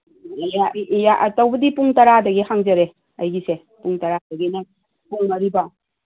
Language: Manipuri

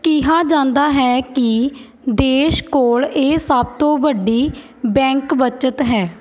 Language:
Punjabi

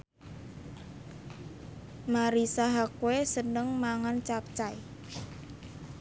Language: Javanese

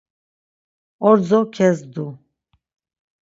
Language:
Laz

